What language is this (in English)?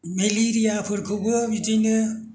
Bodo